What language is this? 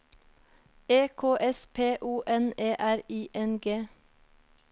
Norwegian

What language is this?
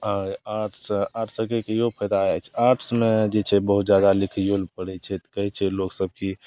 Maithili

